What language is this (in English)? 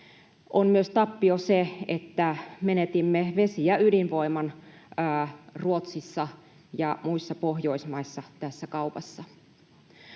Finnish